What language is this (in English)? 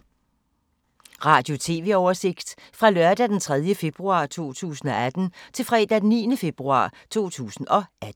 Danish